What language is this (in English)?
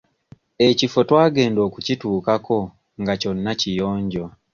Ganda